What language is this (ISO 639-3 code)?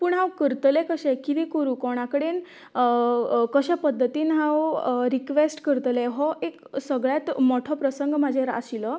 kok